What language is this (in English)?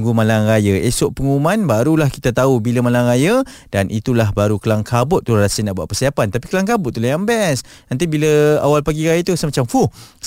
Malay